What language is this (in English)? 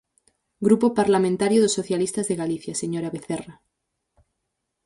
Galician